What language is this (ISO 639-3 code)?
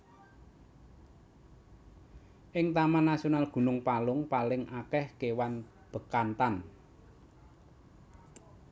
jav